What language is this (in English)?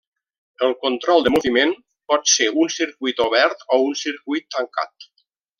Catalan